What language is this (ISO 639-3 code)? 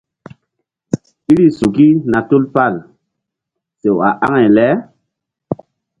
mdd